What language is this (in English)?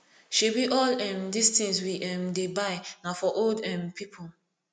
Nigerian Pidgin